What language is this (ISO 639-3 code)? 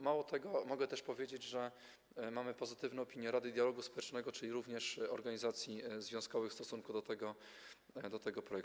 pol